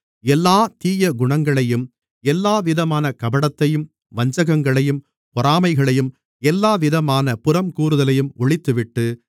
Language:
Tamil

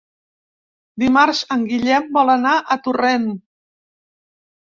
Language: Catalan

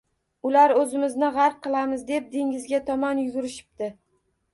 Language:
Uzbek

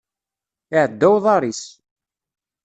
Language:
Kabyle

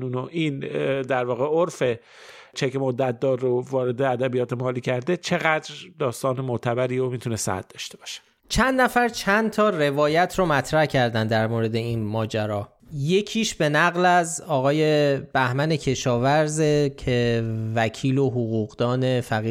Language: Persian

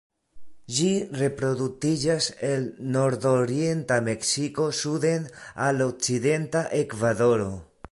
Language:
Esperanto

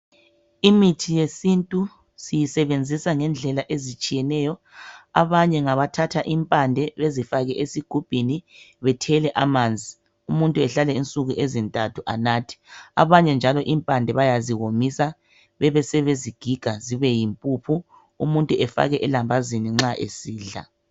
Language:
North Ndebele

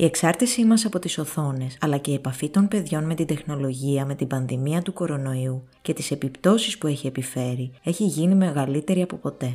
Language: Greek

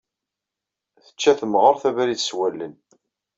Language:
Kabyle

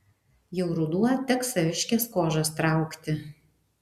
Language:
Lithuanian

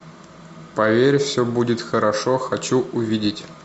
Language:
Russian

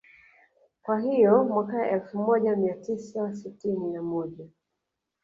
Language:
Swahili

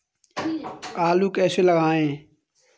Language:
Hindi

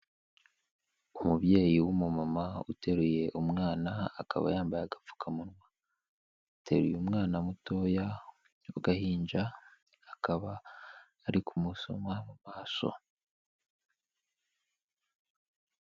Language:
Kinyarwanda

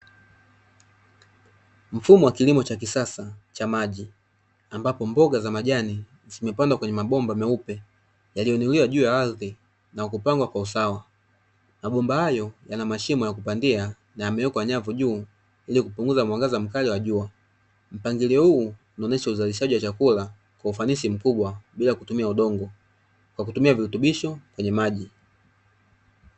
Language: Swahili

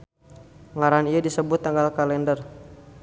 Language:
Sundanese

